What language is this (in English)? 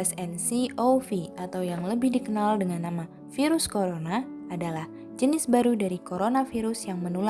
Indonesian